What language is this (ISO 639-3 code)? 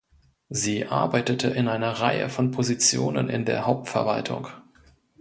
deu